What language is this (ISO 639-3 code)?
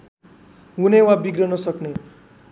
nep